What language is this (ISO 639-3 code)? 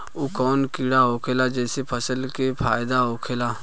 bho